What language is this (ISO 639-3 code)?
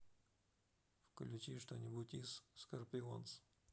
rus